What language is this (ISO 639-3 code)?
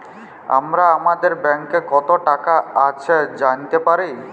ben